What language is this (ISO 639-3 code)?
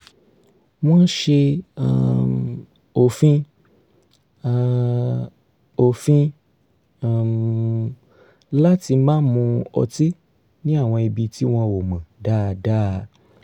yor